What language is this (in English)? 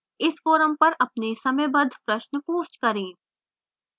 Hindi